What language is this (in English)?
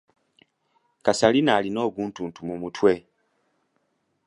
Ganda